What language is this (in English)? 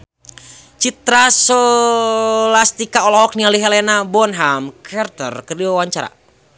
Sundanese